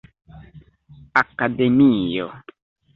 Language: Esperanto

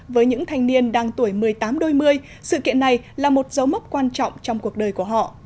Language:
Vietnamese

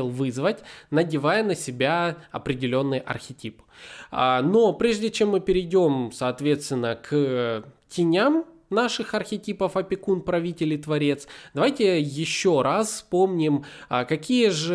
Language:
Russian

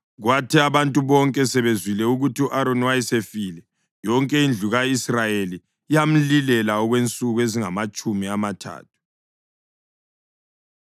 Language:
North Ndebele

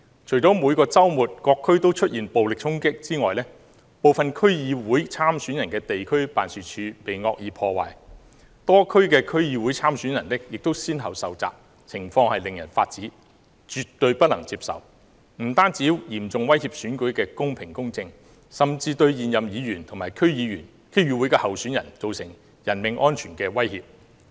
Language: Cantonese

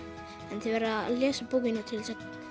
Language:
Icelandic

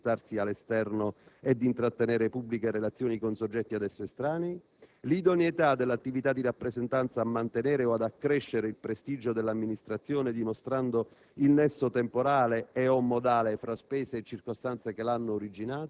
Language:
Italian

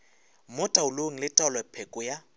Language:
Northern Sotho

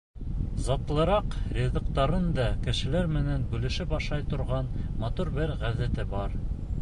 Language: Bashkir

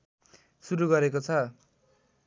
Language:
Nepali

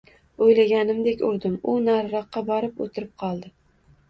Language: Uzbek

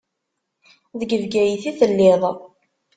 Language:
Kabyle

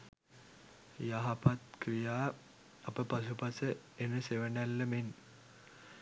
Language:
Sinhala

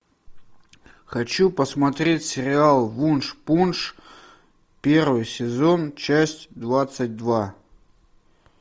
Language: Russian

